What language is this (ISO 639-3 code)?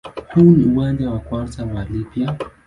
swa